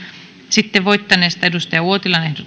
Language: Finnish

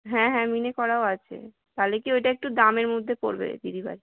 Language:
Bangla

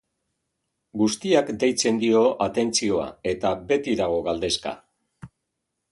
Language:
Basque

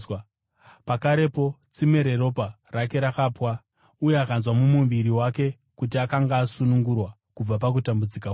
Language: Shona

